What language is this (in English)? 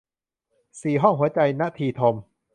Thai